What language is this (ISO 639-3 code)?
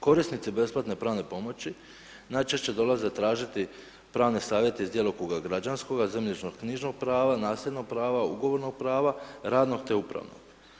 hrv